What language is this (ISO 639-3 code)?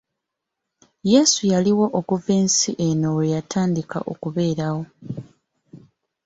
lug